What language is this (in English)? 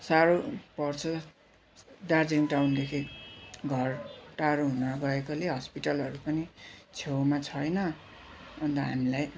Nepali